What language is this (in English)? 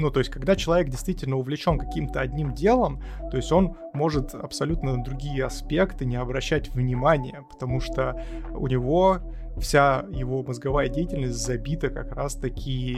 Russian